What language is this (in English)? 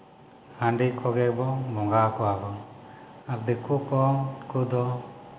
Santali